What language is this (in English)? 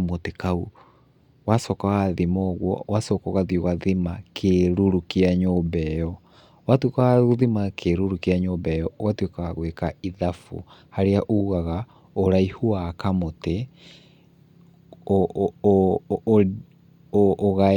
Kikuyu